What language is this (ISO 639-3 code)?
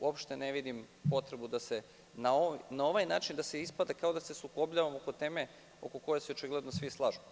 srp